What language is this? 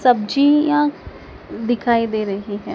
Hindi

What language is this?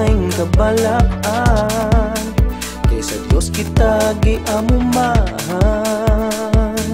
Romanian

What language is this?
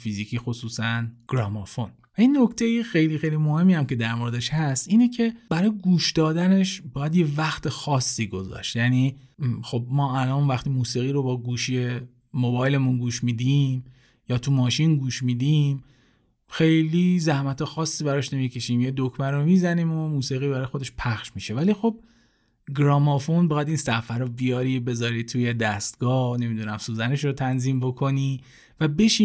Persian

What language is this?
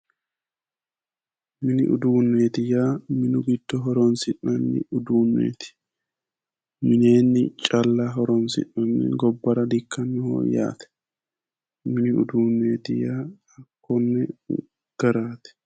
Sidamo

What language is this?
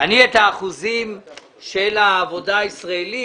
Hebrew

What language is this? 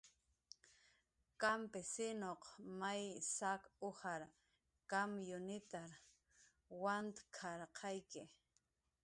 Jaqaru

